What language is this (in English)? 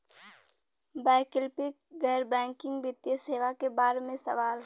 Bhojpuri